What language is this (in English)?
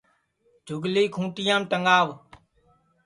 Sansi